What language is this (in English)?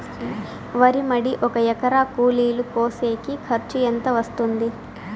Telugu